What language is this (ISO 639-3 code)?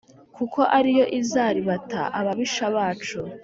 kin